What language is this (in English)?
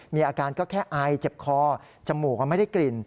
Thai